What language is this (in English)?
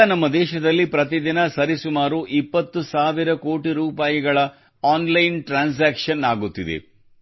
Kannada